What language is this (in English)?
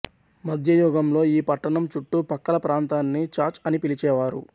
Telugu